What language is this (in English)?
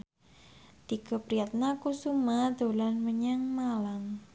Javanese